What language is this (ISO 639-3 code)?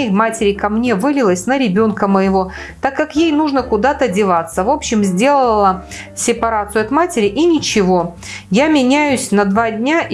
rus